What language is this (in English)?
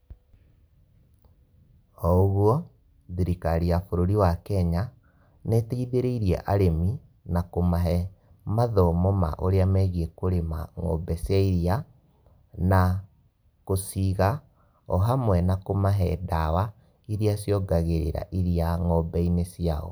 Kikuyu